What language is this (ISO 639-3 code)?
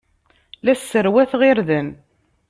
kab